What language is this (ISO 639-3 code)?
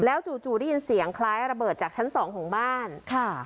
tha